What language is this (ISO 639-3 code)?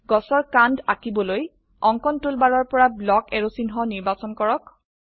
asm